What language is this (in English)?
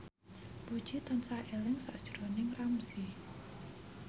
Javanese